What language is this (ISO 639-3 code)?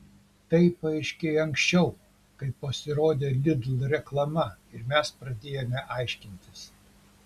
lit